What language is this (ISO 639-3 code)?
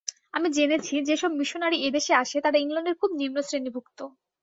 ben